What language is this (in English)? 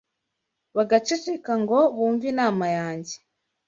Kinyarwanda